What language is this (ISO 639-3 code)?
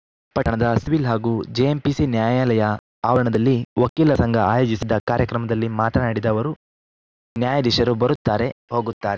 kan